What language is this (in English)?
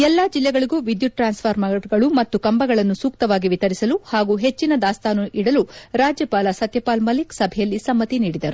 Kannada